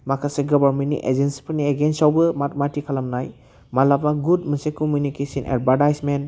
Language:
Bodo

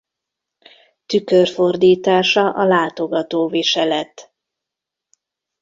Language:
Hungarian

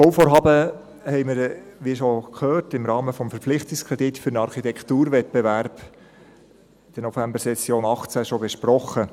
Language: Swiss German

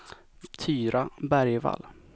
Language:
Swedish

